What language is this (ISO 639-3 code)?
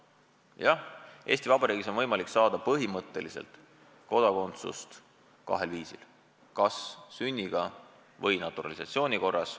est